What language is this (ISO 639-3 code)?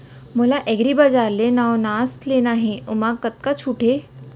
hne